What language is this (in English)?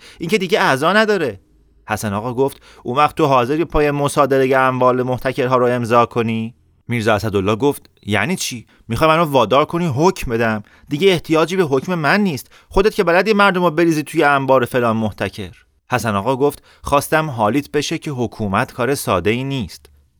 Persian